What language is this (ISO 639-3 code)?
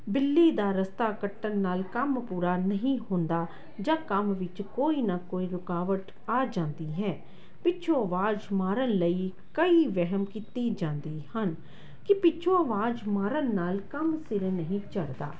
pan